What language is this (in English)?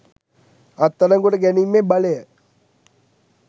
Sinhala